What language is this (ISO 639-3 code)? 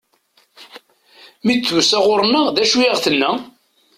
kab